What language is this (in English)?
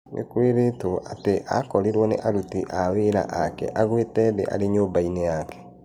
Kikuyu